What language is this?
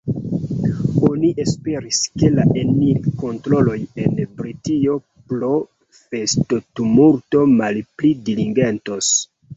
Esperanto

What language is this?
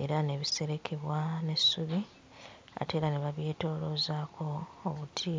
Ganda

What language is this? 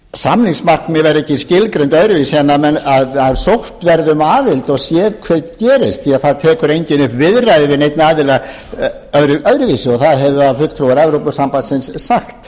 Icelandic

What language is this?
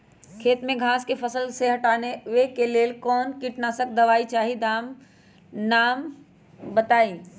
Magahi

